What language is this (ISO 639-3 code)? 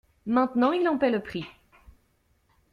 fra